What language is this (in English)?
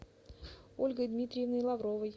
Russian